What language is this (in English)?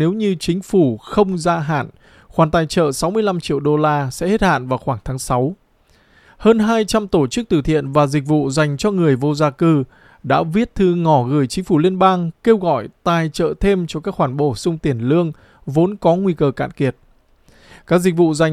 Vietnamese